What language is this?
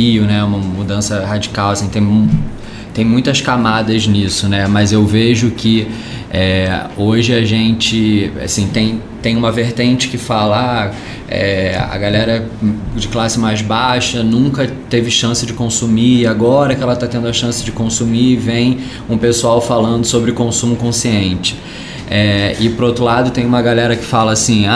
Portuguese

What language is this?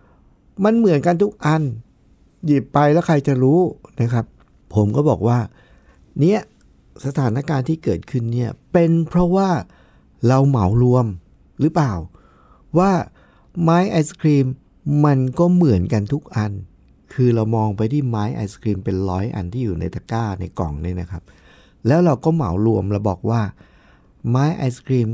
Thai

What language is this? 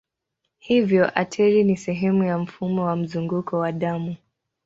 Swahili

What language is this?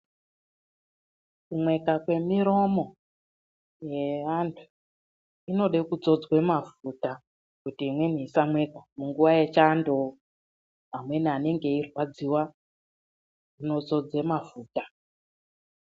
Ndau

